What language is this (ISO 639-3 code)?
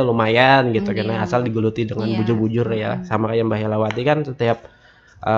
ind